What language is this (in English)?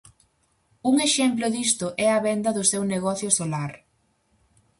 Galician